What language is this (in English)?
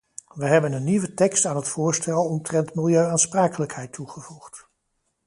Dutch